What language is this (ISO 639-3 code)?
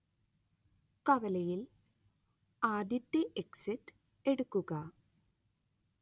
mal